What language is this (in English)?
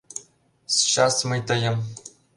Mari